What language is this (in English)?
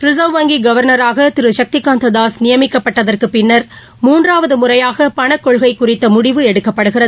Tamil